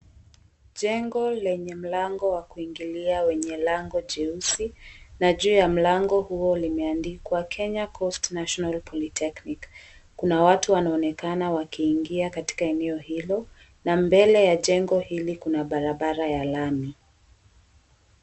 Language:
Swahili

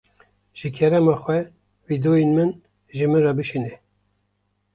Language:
Kurdish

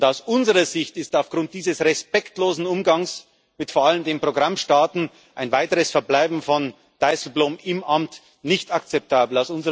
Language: German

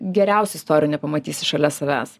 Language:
Lithuanian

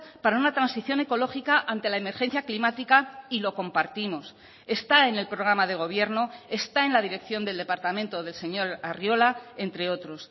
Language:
Spanish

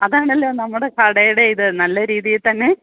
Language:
Malayalam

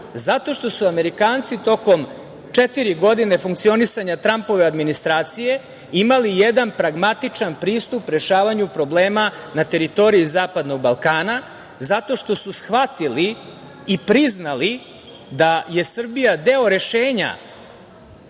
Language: Serbian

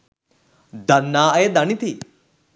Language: Sinhala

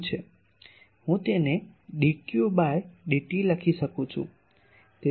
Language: Gujarati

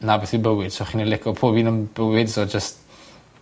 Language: Welsh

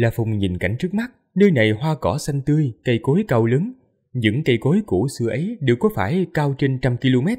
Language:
Vietnamese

